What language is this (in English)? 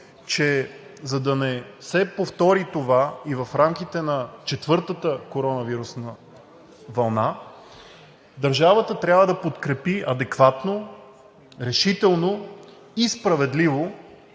Bulgarian